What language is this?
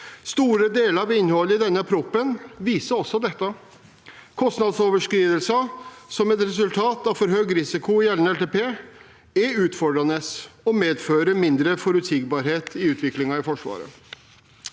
Norwegian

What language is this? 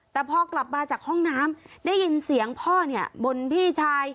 Thai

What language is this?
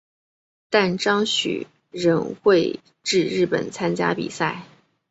Chinese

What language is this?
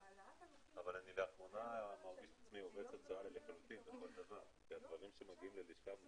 Hebrew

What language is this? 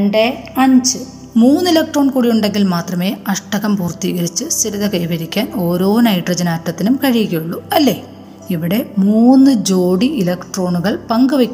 Malayalam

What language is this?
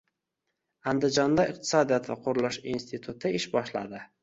Uzbek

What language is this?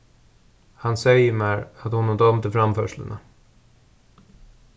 Faroese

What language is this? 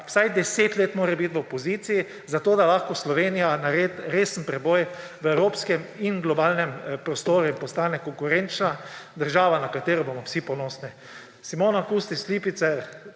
Slovenian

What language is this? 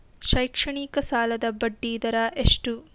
Kannada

